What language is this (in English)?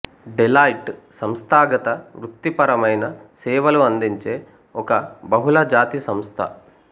Telugu